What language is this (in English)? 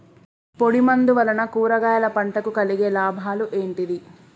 Telugu